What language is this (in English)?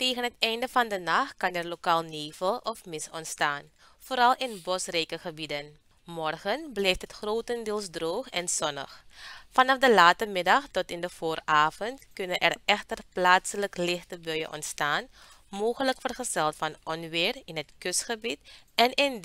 Dutch